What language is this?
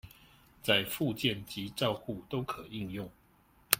Chinese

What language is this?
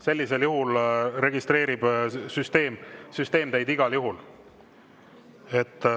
Estonian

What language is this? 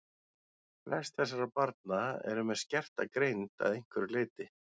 Icelandic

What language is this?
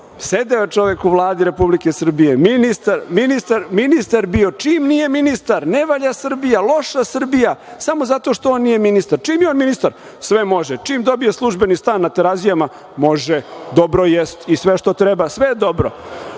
Serbian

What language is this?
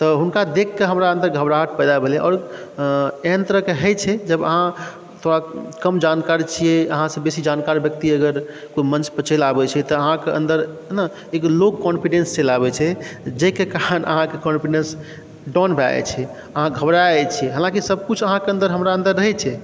Maithili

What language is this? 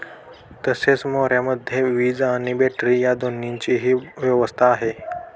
Marathi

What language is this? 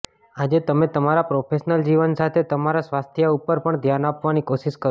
Gujarati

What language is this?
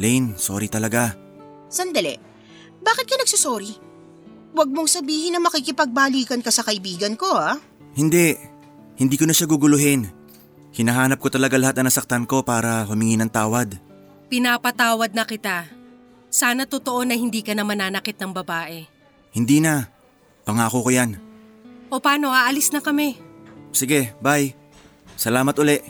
Filipino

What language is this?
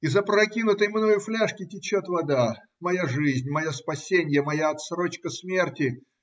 Russian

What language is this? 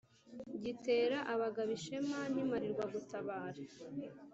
Kinyarwanda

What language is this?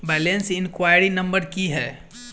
Maithili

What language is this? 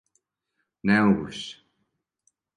Serbian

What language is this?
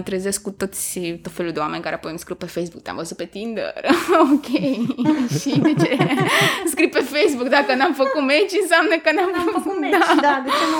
Romanian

